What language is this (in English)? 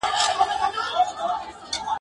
Pashto